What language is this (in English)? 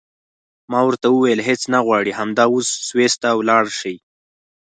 Pashto